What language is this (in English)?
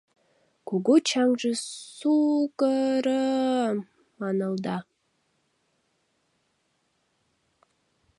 Mari